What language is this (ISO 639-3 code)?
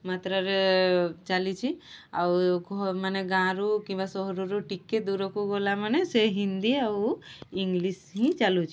ori